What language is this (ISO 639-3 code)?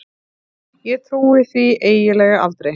isl